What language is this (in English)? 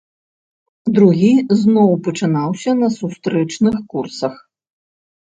Belarusian